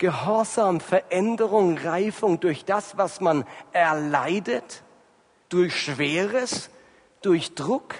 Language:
German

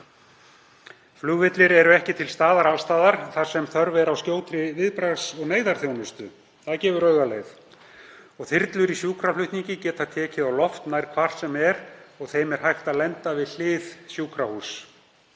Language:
Icelandic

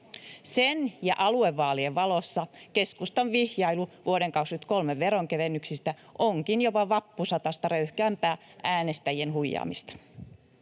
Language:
Finnish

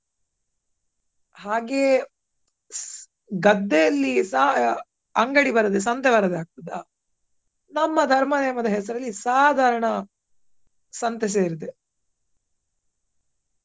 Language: Kannada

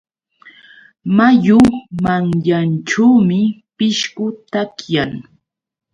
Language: Yauyos Quechua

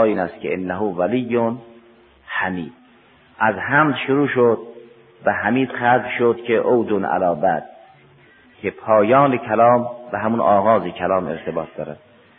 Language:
Persian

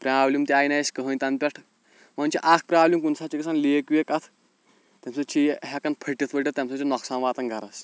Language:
Kashmiri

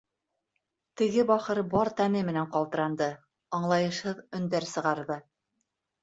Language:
Bashkir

